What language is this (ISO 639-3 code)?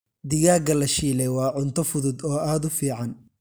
som